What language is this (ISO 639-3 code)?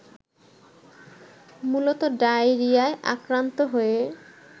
ben